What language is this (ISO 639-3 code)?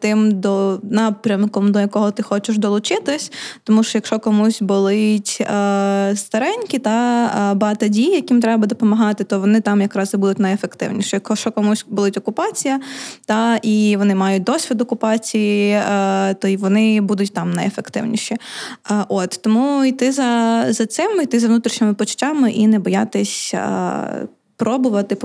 ukr